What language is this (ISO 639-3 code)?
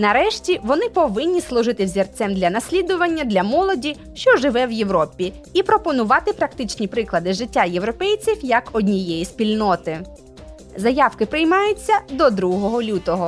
ukr